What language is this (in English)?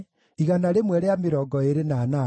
Kikuyu